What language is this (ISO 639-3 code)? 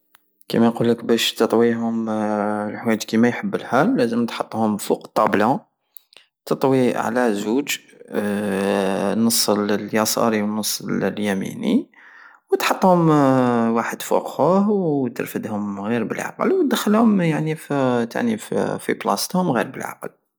aao